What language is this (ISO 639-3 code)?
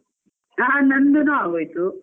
kan